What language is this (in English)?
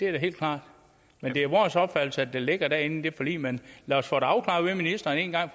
Danish